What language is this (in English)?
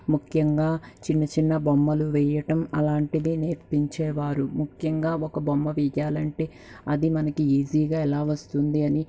Telugu